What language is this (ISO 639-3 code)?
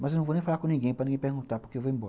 por